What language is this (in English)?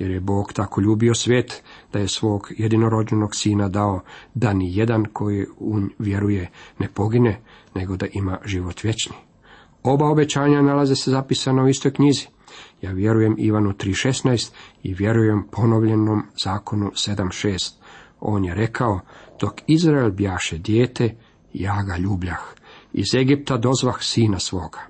Croatian